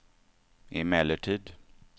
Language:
Swedish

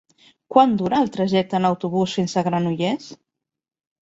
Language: Catalan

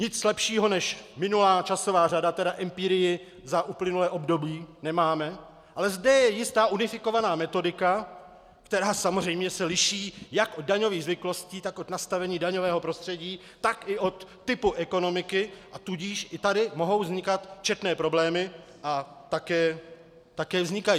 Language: Czech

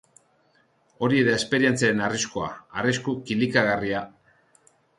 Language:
Basque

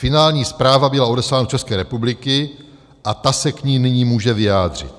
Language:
Czech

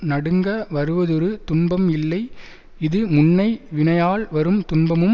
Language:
Tamil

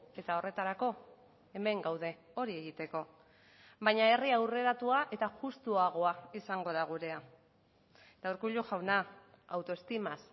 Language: Basque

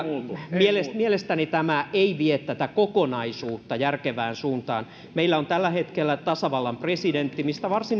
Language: Finnish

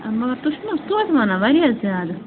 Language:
Kashmiri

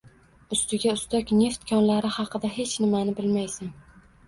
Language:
Uzbek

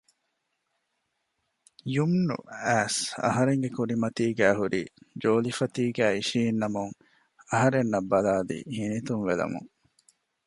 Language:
Divehi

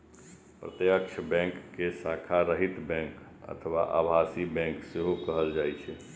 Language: Maithili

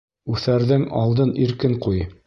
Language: Bashkir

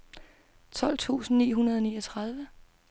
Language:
Danish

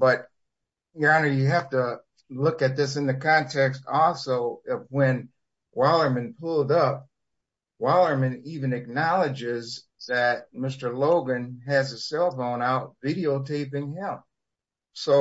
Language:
English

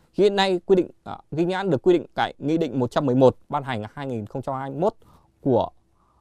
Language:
Vietnamese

